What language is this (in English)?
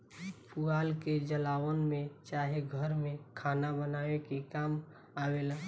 Bhojpuri